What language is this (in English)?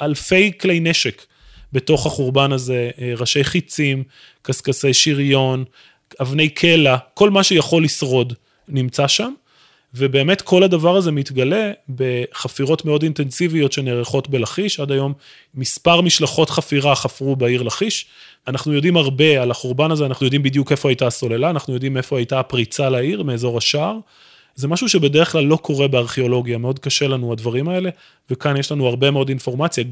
Hebrew